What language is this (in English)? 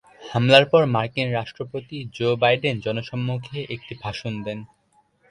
Bangla